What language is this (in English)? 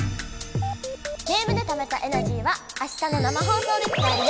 Japanese